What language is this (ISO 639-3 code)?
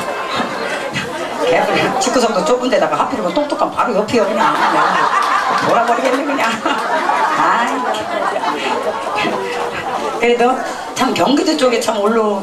kor